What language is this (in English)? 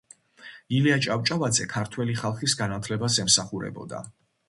Georgian